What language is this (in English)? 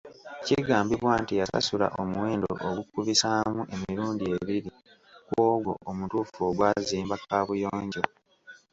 Ganda